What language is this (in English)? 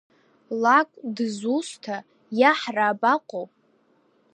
Abkhazian